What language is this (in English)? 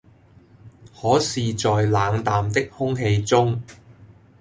Cantonese